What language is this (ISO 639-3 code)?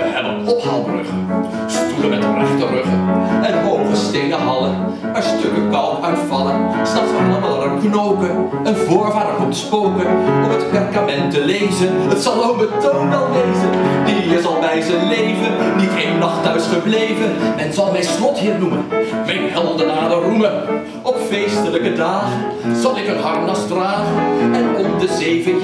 nld